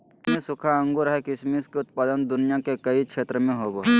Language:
Magahi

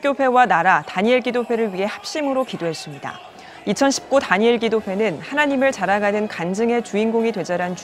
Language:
Korean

